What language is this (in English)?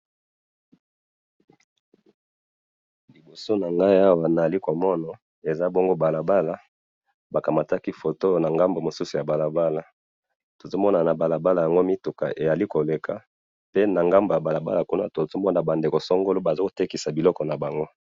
Lingala